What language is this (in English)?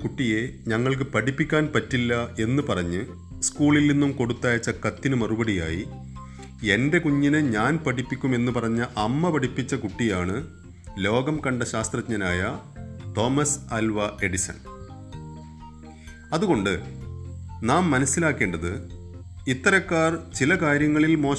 Malayalam